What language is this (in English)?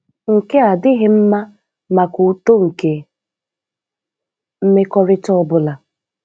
Igbo